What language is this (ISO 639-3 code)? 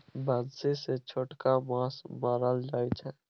mai